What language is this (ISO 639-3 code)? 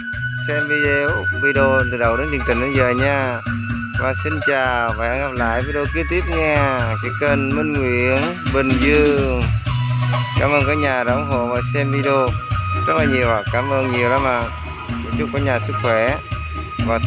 vie